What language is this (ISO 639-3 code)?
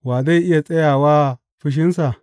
hau